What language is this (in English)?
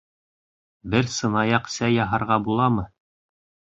Bashkir